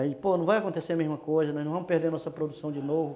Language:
Portuguese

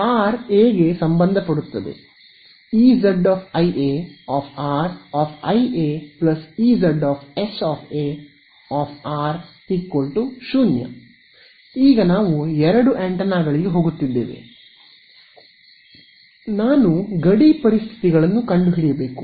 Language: Kannada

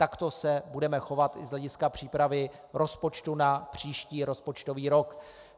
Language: Czech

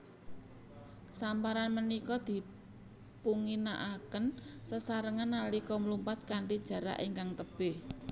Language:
Javanese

